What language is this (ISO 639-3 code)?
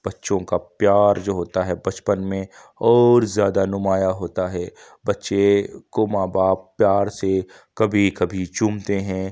urd